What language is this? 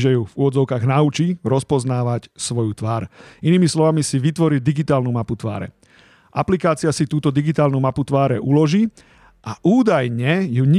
Slovak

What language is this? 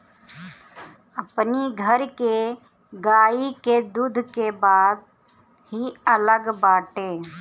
Bhojpuri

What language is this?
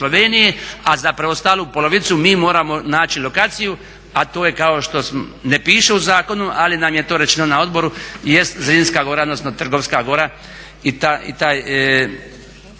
Croatian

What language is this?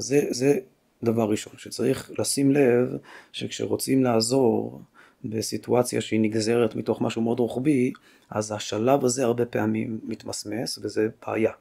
Hebrew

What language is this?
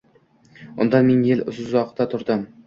Uzbek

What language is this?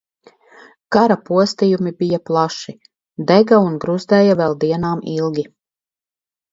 Latvian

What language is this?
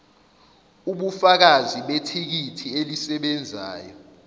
Zulu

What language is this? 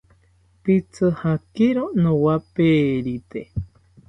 South Ucayali Ashéninka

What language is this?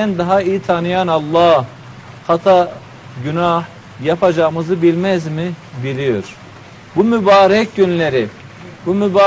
Turkish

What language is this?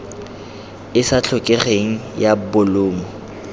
Tswana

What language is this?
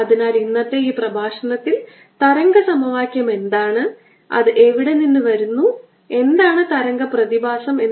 Malayalam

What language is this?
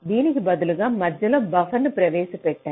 Telugu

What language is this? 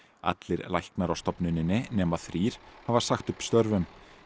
Icelandic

